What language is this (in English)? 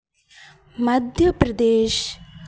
Hindi